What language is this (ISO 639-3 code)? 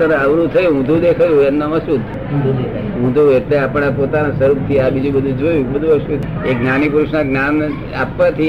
guj